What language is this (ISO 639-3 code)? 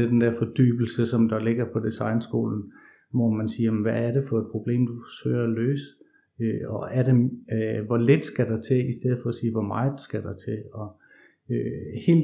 dan